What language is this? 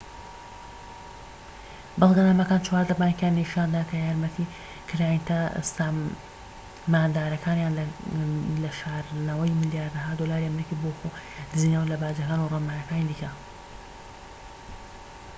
Central Kurdish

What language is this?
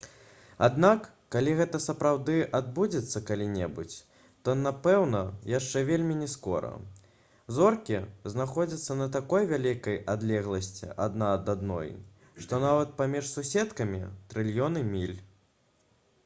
Belarusian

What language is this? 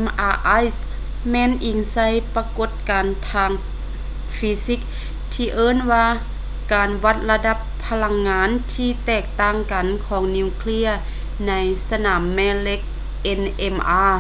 Lao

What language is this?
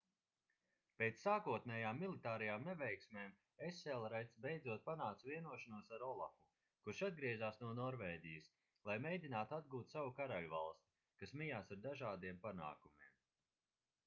Latvian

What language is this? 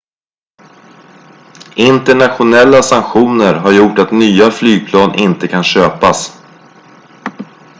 Swedish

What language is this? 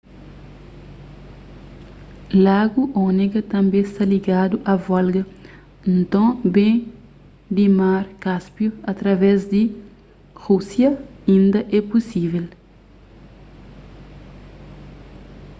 Kabuverdianu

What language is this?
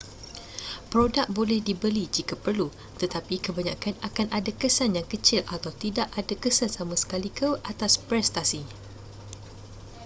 Malay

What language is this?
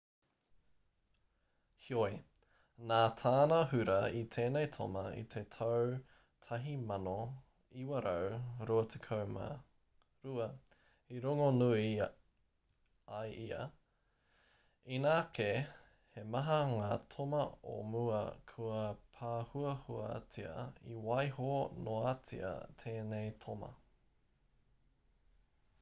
Māori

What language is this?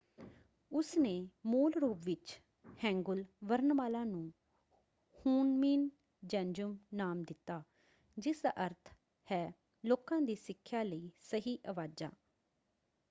Punjabi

